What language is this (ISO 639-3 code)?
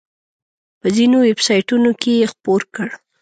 pus